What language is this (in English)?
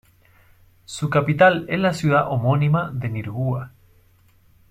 Spanish